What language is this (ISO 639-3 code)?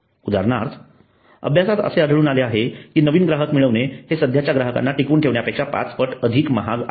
mar